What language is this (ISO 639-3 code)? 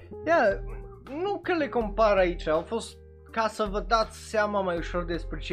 ron